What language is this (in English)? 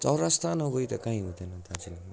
Nepali